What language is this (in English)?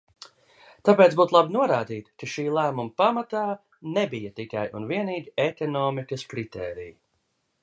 Latvian